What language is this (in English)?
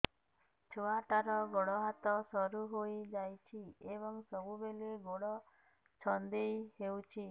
Odia